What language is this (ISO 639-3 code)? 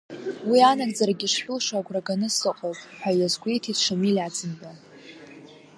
abk